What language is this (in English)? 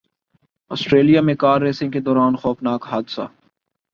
Urdu